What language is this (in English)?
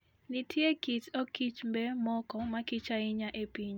Luo (Kenya and Tanzania)